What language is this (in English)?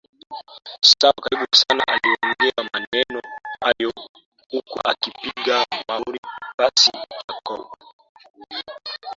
Swahili